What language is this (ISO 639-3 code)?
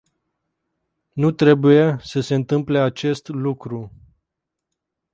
ron